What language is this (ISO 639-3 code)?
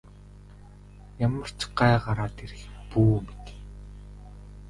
mon